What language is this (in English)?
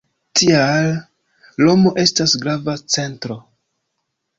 Esperanto